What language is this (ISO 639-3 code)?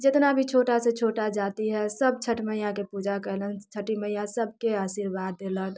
mai